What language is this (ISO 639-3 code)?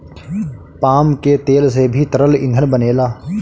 bho